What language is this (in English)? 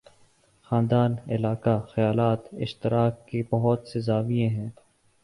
Urdu